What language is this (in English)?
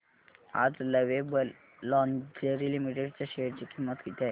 Marathi